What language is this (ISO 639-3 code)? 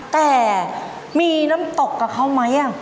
tha